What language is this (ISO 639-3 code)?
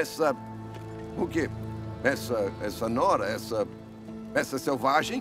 por